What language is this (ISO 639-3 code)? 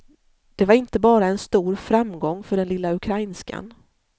swe